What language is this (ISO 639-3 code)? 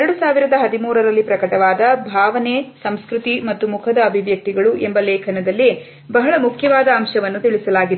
kan